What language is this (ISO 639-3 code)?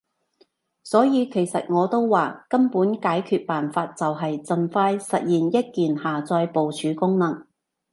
yue